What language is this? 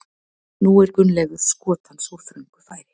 Icelandic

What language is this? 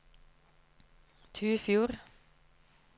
Norwegian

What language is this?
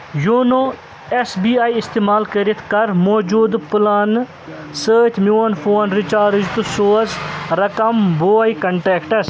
Kashmiri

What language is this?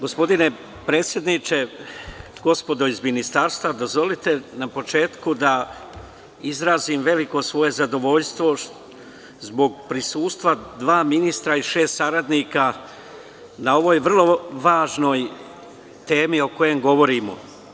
Serbian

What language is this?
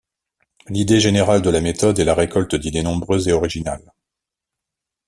French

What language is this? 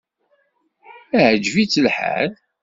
Kabyle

